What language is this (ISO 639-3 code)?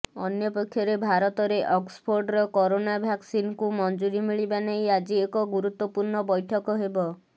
ori